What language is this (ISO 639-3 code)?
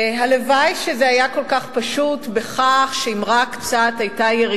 heb